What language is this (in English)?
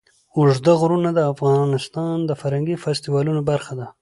Pashto